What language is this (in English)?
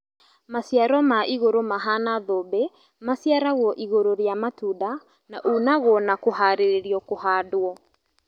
Kikuyu